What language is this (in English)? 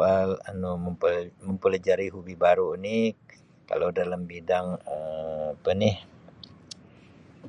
Sabah Malay